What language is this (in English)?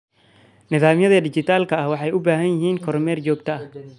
Somali